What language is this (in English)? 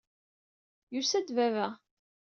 Kabyle